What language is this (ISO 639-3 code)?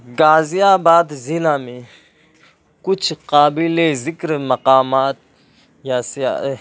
urd